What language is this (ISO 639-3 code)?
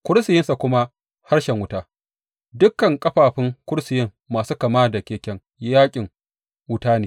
hau